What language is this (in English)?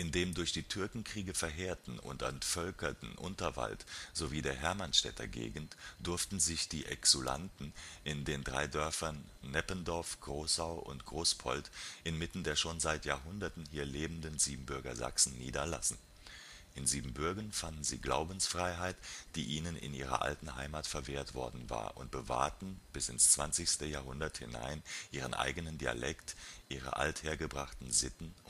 German